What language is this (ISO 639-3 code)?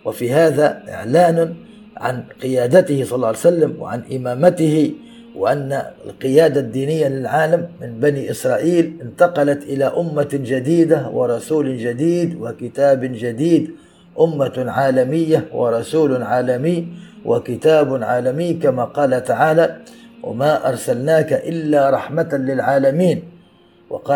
ara